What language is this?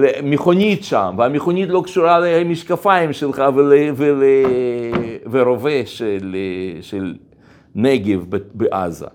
Hebrew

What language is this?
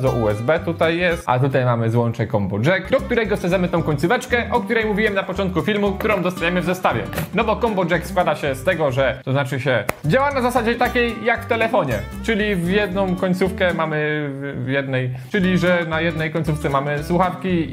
Polish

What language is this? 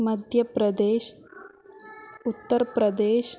Sanskrit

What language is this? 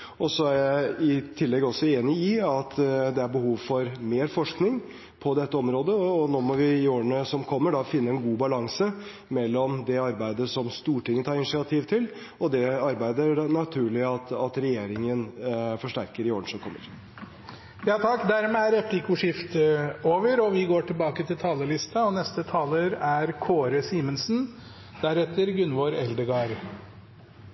Norwegian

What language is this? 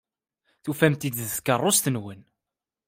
Kabyle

